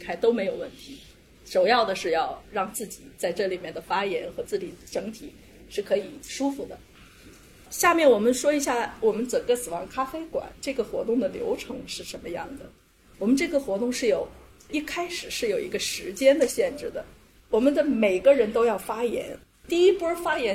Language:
Chinese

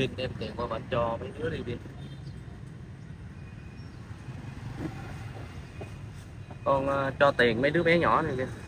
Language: Vietnamese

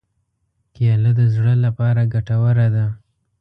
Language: Pashto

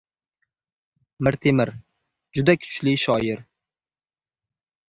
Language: Uzbek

